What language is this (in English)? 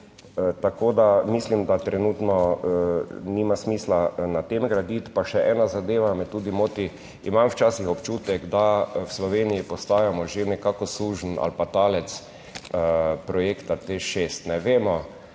Slovenian